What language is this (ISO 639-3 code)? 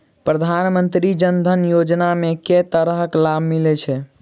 mai